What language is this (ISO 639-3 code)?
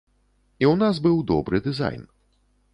bel